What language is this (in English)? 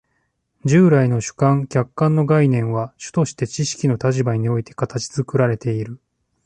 Japanese